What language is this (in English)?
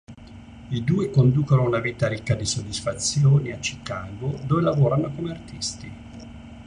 Italian